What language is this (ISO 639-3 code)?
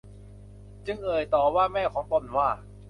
tha